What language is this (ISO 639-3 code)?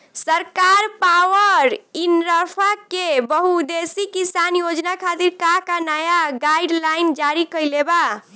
bho